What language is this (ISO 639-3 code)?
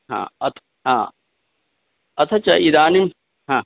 san